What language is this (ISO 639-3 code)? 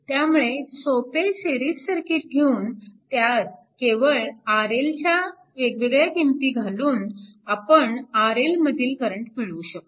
mar